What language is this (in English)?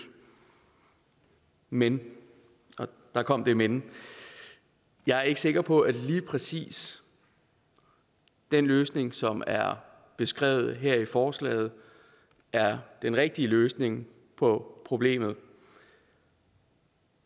Danish